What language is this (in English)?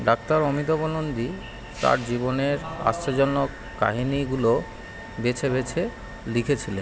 Bangla